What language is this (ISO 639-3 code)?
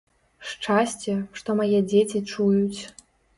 bel